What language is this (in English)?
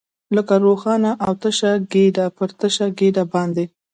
Pashto